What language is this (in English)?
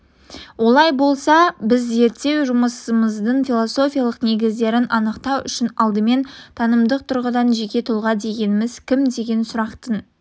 Kazakh